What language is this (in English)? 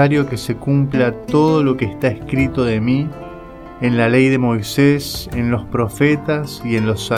Spanish